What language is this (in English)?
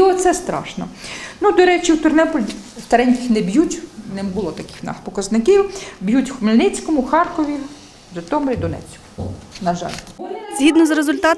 Ukrainian